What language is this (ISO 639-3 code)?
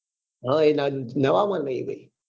guj